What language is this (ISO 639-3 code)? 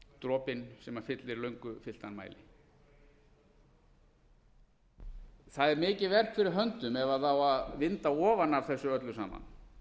isl